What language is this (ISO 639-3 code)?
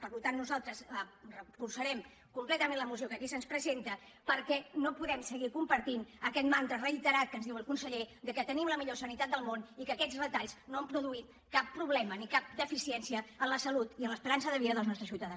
cat